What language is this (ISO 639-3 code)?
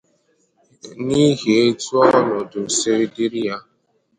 ibo